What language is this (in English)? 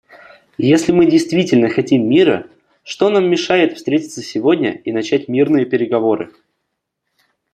Russian